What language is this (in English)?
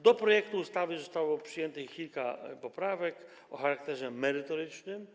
Polish